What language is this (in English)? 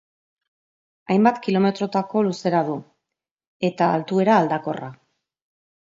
Basque